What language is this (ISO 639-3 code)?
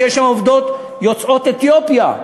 heb